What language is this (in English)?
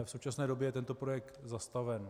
Czech